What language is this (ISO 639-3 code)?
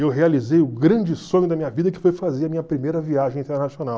por